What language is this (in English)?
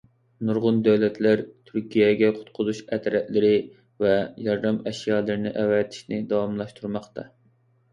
Uyghur